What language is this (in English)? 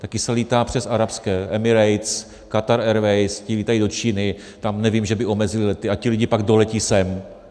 Czech